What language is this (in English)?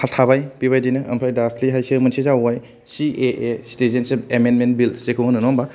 Bodo